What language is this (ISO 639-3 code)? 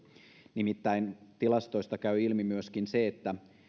fin